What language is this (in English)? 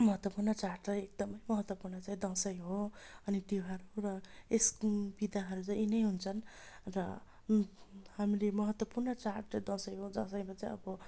Nepali